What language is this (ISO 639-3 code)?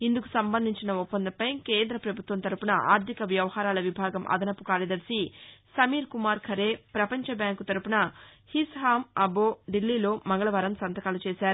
tel